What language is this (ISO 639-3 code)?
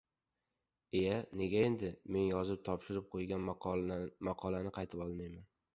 uzb